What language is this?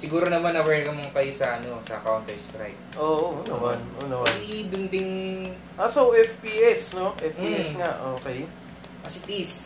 Filipino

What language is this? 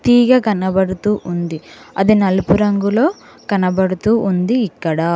Telugu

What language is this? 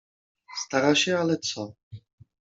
Polish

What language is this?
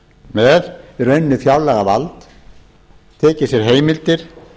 Icelandic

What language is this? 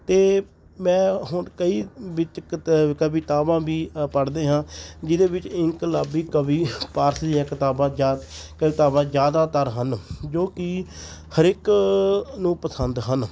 Punjabi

